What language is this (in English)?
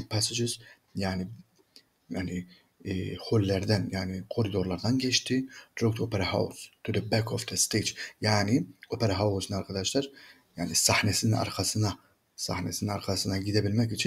Turkish